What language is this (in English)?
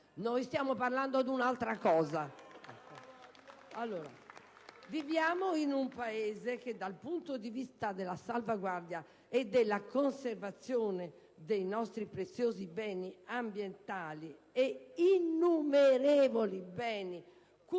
Italian